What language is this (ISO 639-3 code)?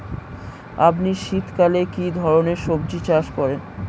ben